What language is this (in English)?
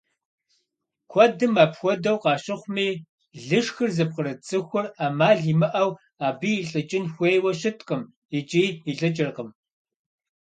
Kabardian